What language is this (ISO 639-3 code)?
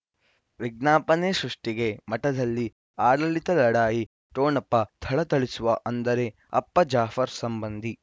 kan